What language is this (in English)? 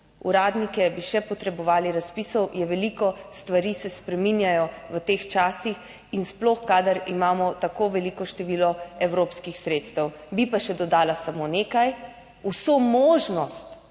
Slovenian